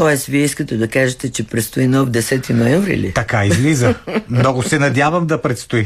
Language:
Bulgarian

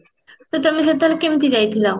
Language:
Odia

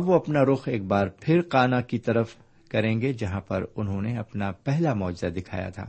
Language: Urdu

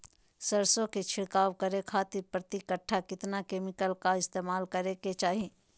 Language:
Magahi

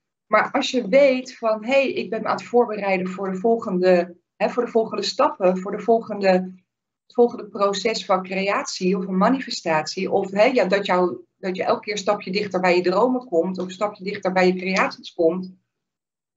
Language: Dutch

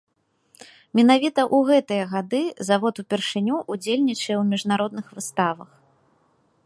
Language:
Belarusian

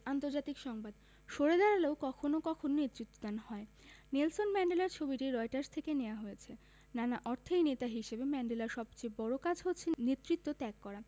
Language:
Bangla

